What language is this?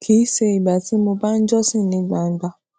Yoruba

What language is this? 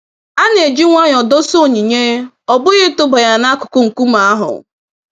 Igbo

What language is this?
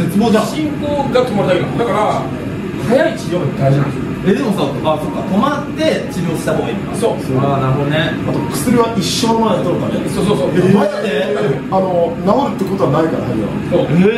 Japanese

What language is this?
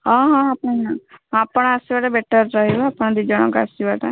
Odia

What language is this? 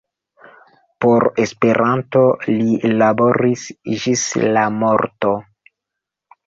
Esperanto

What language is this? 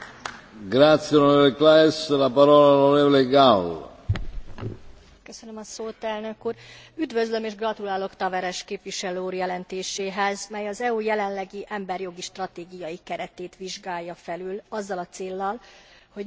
Hungarian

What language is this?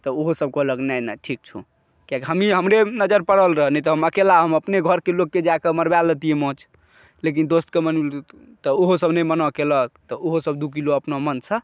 Maithili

